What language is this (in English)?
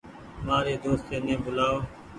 Goaria